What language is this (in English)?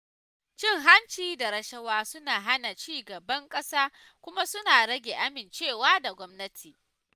Hausa